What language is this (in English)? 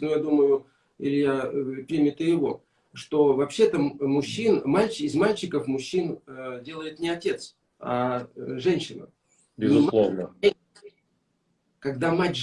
Russian